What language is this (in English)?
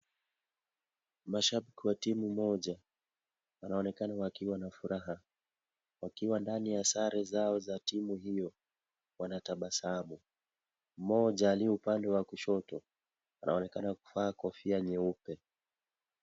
Swahili